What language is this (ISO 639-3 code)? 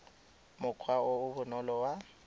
tsn